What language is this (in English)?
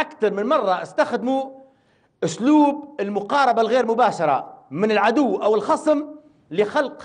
Arabic